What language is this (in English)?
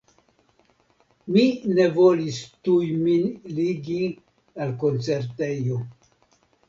Esperanto